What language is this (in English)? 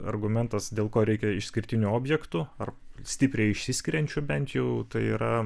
Lithuanian